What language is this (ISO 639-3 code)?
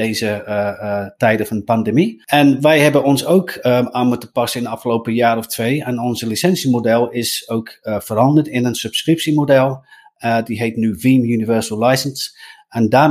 nld